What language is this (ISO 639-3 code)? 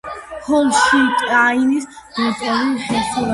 kat